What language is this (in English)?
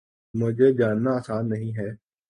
Urdu